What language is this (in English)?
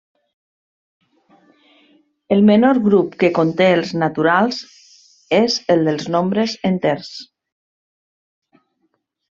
Catalan